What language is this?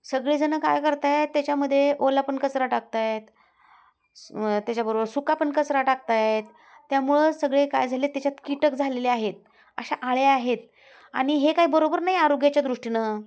Marathi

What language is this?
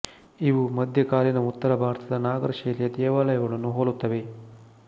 Kannada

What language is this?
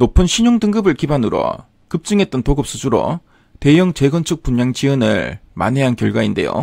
Korean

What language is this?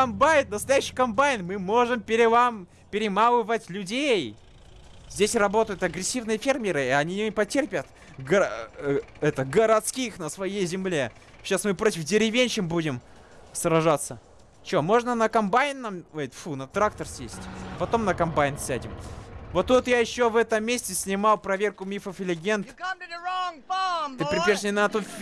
Russian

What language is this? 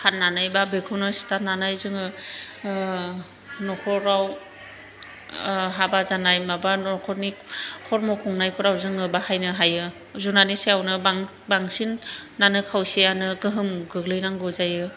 Bodo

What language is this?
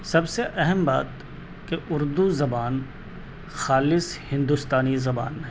Urdu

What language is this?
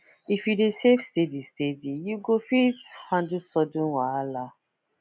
Nigerian Pidgin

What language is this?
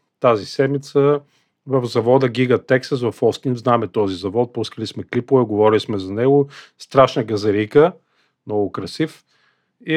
Bulgarian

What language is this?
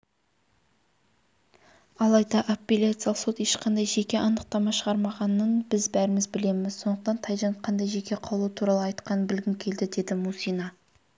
Kazakh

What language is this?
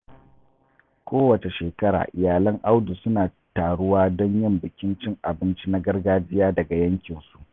Hausa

